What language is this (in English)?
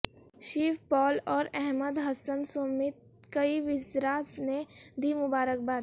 Urdu